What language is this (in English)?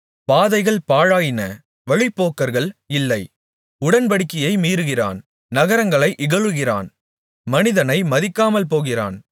Tamil